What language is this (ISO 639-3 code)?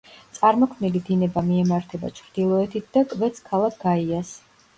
kat